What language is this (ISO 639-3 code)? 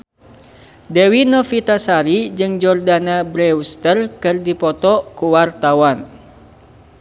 sun